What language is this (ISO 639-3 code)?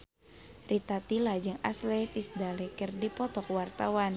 sun